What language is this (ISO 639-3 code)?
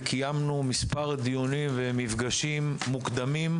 heb